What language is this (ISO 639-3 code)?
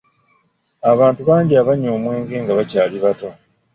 lug